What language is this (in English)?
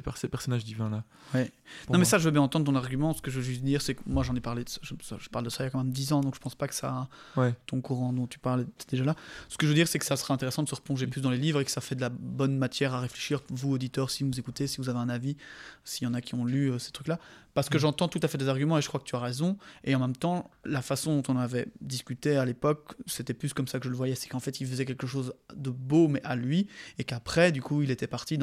French